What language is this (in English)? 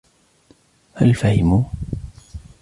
Arabic